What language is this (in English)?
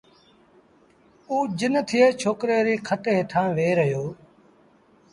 Sindhi Bhil